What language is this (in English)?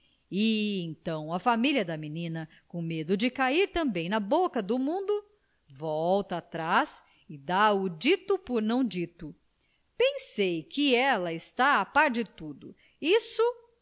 Portuguese